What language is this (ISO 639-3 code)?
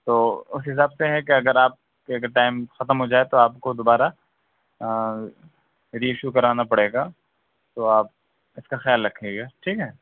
urd